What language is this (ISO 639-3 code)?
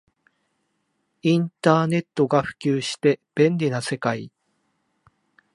jpn